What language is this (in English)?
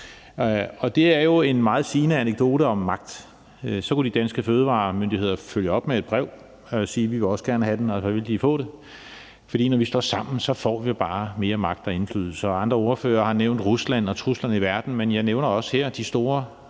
Danish